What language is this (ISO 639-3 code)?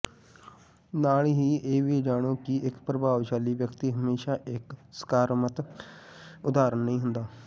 pan